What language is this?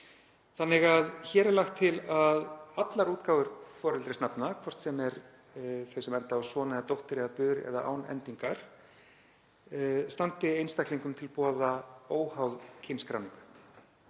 Icelandic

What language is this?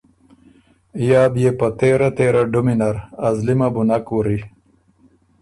Ormuri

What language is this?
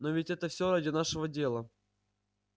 Russian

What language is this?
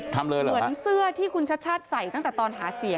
Thai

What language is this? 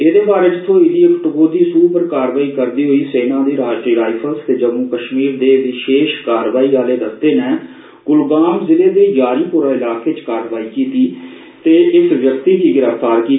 Dogri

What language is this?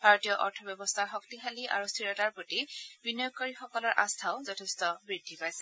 Assamese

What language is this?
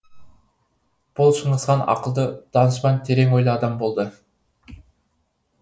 Kazakh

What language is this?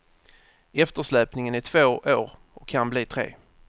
Swedish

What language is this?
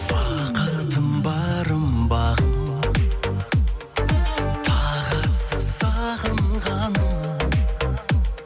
Kazakh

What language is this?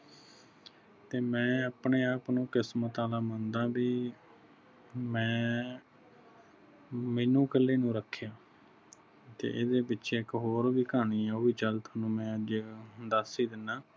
Punjabi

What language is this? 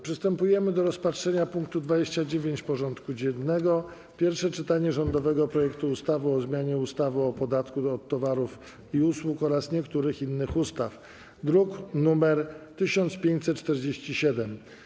Polish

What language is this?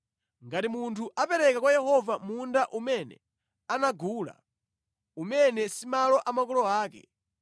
Nyanja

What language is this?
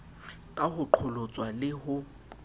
Southern Sotho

